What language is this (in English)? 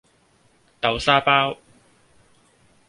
Cantonese